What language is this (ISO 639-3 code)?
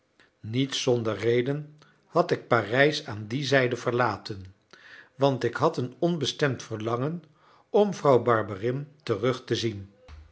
nld